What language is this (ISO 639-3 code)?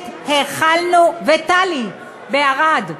heb